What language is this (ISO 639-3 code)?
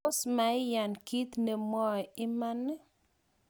kln